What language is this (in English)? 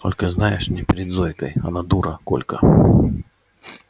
Russian